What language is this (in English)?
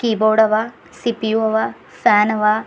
Kannada